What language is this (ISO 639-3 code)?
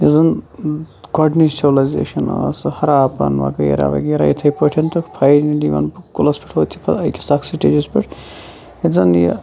kas